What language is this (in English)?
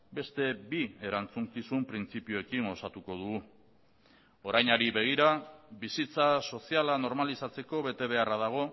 Basque